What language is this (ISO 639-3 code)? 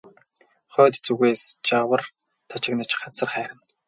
mon